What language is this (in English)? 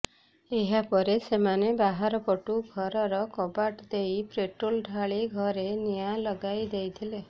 Odia